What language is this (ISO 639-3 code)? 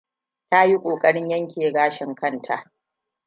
hau